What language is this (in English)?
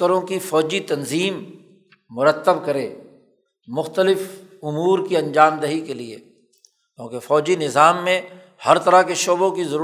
Urdu